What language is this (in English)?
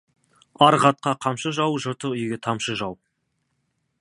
Kazakh